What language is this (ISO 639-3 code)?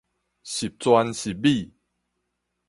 nan